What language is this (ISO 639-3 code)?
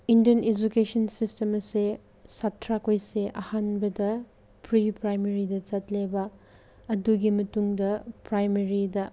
mni